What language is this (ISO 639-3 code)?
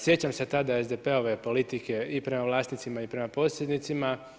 hrv